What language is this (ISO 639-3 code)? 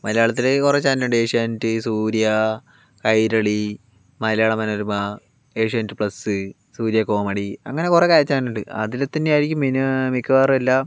mal